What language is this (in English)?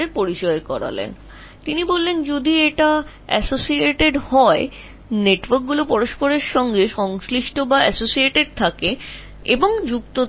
Bangla